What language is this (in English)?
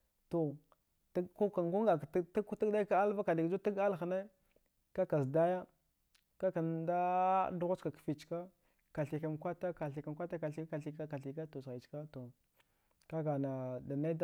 Dghwede